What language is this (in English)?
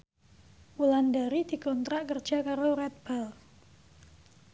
Javanese